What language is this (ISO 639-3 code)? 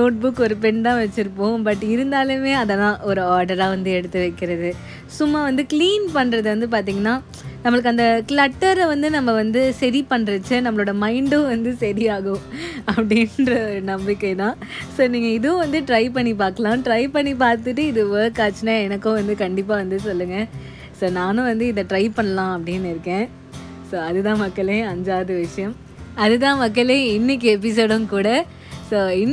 tam